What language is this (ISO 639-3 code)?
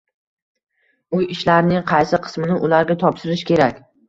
uzb